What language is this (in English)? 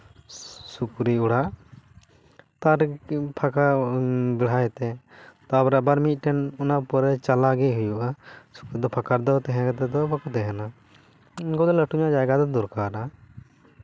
Santali